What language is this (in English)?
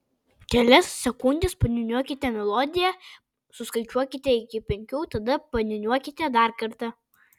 Lithuanian